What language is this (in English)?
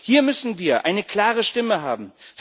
German